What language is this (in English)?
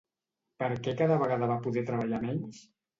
Catalan